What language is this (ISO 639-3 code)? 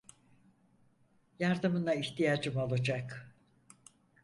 tur